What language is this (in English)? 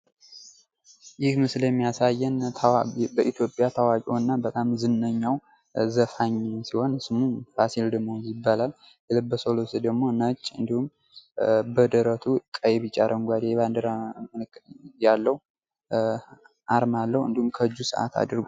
Amharic